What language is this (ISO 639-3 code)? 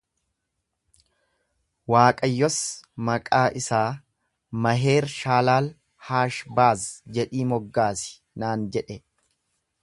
orm